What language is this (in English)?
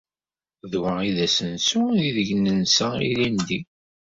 Kabyle